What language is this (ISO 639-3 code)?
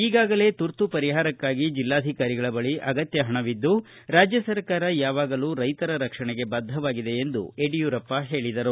kan